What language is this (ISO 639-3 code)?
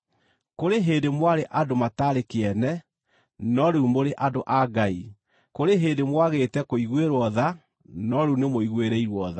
kik